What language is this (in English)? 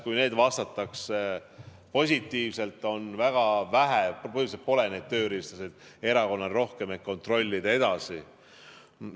Estonian